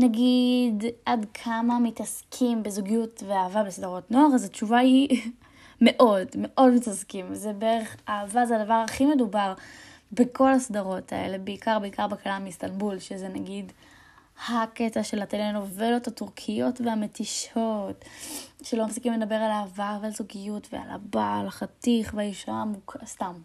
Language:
Hebrew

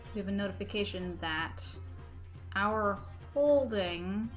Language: English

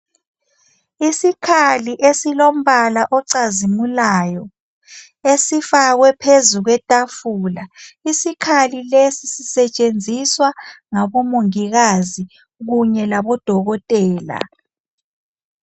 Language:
North Ndebele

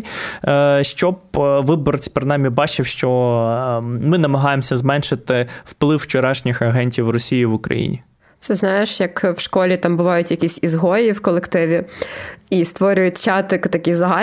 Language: Ukrainian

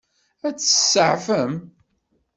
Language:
Kabyle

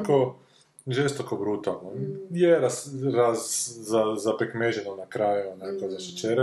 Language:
Croatian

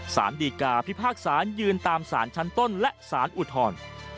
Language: Thai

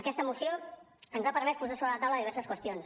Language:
Catalan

